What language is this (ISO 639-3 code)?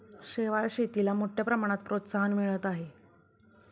mar